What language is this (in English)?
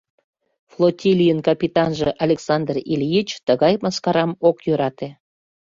Mari